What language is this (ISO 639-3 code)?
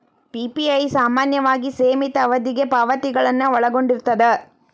kan